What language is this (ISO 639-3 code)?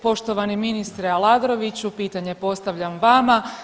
hrv